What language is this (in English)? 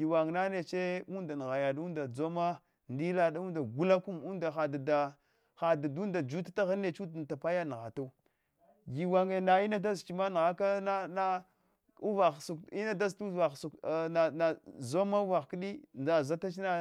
Hwana